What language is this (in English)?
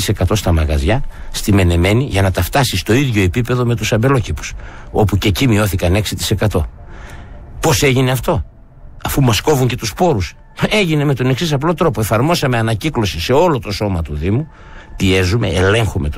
Greek